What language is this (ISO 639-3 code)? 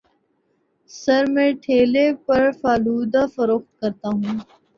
urd